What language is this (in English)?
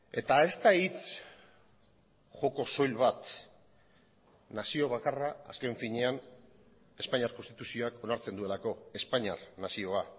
Basque